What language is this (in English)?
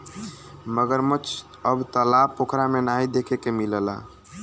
Bhojpuri